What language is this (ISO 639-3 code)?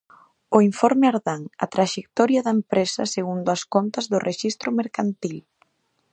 glg